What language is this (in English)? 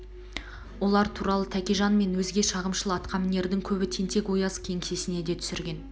Kazakh